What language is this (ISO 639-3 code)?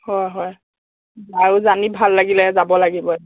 asm